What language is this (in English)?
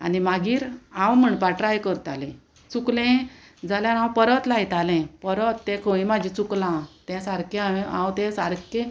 Konkani